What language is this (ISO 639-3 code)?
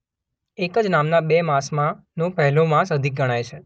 guj